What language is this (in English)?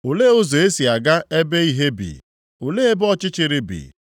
Igbo